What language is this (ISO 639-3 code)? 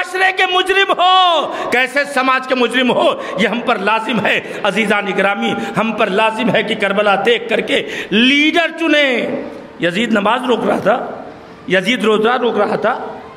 hin